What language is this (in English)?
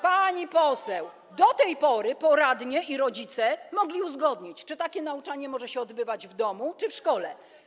Polish